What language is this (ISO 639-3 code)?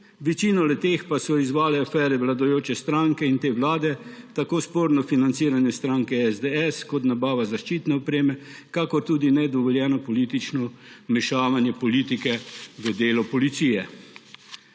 slv